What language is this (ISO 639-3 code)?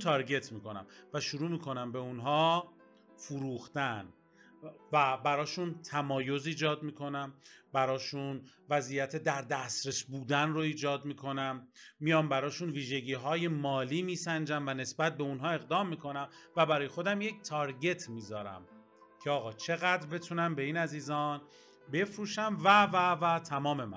fas